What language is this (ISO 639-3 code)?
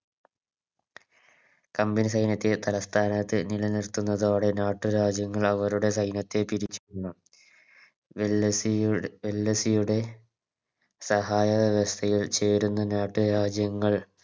mal